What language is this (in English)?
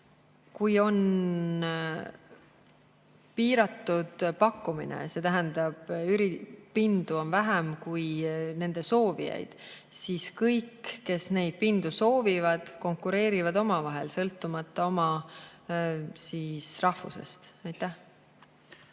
Estonian